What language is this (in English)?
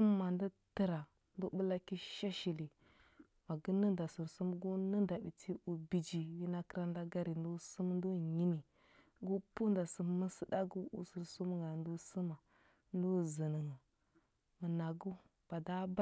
Huba